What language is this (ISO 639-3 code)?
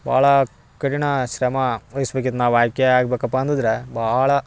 kan